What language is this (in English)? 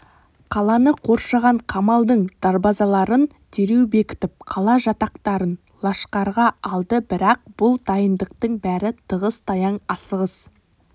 Kazakh